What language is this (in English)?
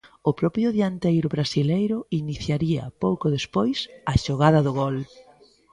Galician